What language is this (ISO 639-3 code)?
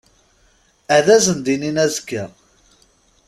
kab